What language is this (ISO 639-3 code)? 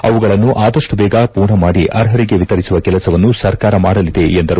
kan